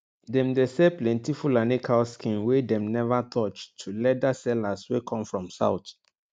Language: Nigerian Pidgin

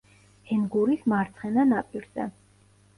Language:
Georgian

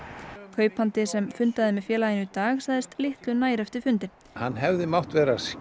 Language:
Icelandic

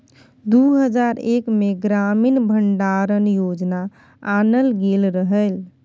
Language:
Maithili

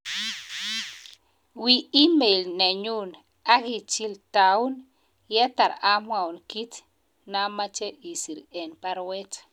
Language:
Kalenjin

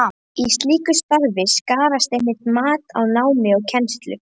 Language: Icelandic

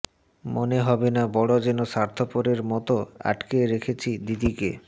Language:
Bangla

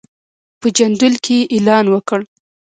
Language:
Pashto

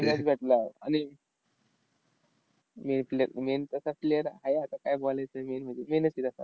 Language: Marathi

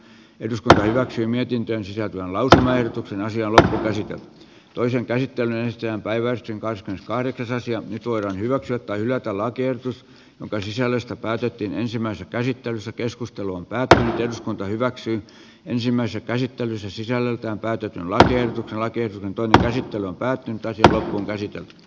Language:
Finnish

